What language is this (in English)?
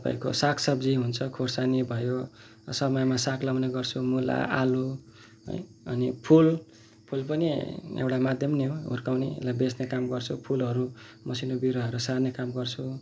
Nepali